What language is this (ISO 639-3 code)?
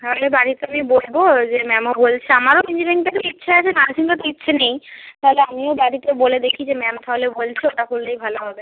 ben